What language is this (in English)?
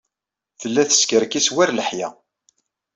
Kabyle